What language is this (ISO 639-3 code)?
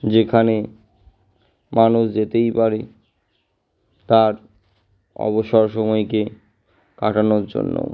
ben